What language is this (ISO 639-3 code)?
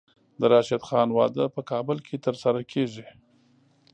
pus